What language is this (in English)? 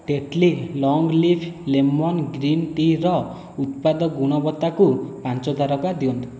Odia